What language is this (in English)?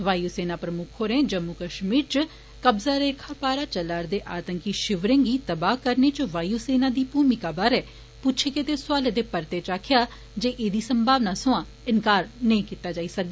Dogri